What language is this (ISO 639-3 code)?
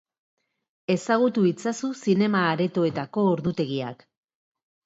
eus